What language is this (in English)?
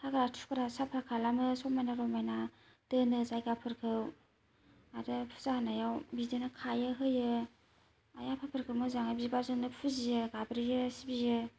Bodo